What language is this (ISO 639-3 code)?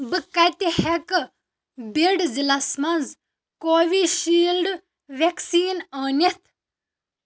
kas